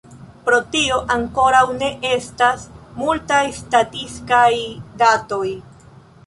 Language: Esperanto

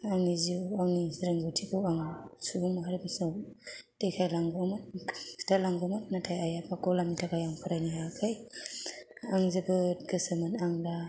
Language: Bodo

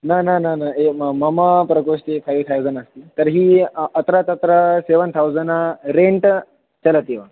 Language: Sanskrit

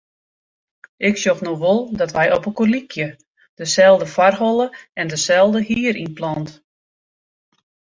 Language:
Western Frisian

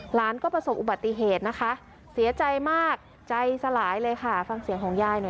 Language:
Thai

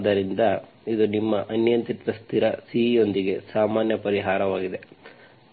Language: Kannada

